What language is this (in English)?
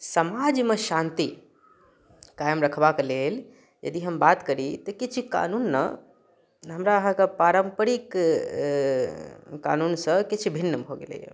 Maithili